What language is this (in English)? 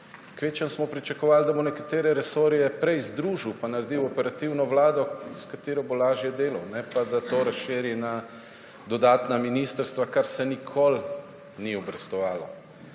Slovenian